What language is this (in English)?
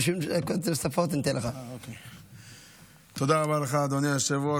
Hebrew